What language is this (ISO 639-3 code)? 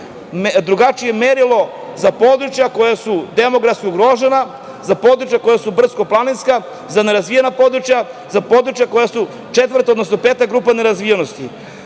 srp